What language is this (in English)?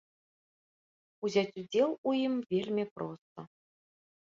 Belarusian